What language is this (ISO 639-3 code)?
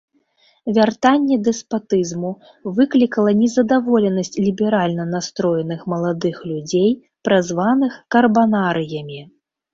bel